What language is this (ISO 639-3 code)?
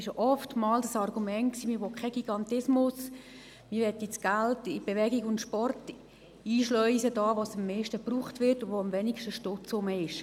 gsw